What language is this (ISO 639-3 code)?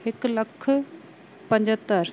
snd